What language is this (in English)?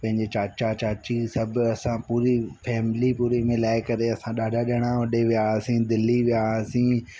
Sindhi